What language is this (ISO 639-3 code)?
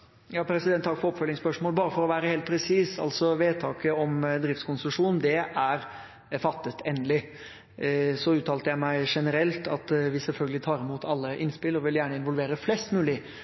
nor